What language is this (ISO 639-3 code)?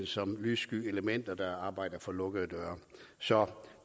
dan